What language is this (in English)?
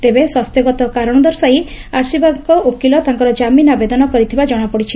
Odia